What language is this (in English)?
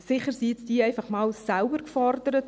Swiss German